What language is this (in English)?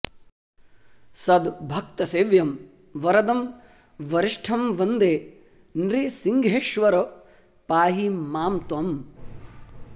Sanskrit